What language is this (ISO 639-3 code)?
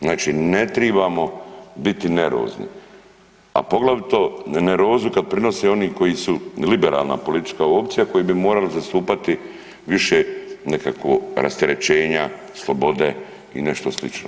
hrv